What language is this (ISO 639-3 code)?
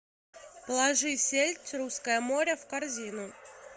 rus